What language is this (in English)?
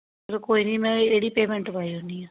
Dogri